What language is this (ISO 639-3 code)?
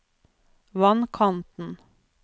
nor